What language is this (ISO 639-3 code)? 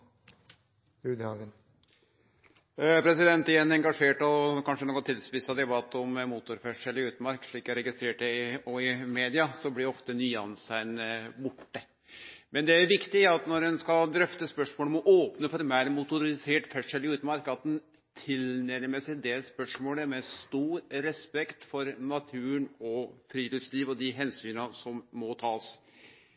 nor